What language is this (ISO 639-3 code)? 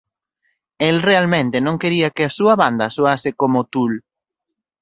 glg